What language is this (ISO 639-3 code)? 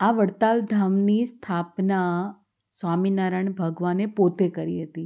guj